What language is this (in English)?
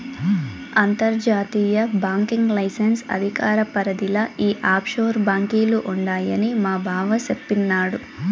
Telugu